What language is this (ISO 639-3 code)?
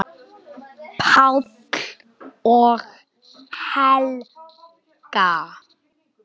isl